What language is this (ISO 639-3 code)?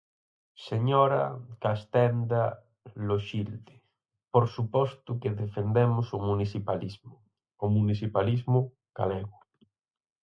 glg